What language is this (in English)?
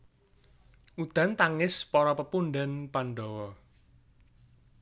Javanese